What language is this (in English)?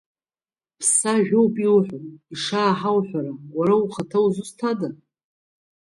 Abkhazian